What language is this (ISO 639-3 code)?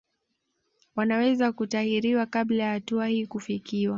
swa